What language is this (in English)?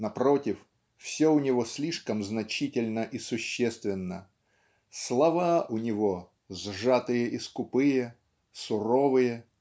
Russian